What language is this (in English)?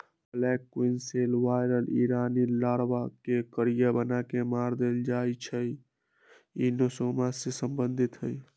Magahi